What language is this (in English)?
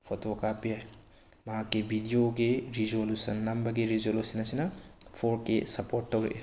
Manipuri